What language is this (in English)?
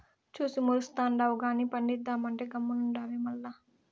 Telugu